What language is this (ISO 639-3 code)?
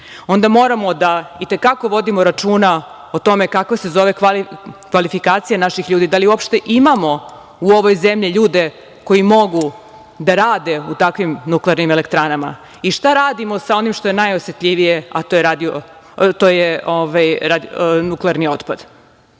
srp